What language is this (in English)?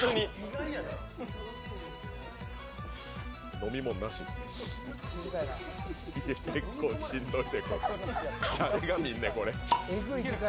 Japanese